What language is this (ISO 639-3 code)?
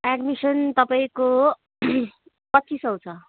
nep